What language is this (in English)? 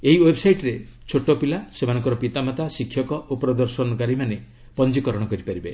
Odia